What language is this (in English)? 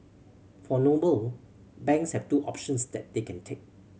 English